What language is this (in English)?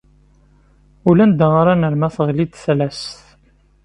Kabyle